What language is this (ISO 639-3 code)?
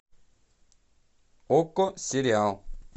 rus